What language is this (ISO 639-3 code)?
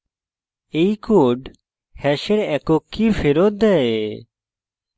ben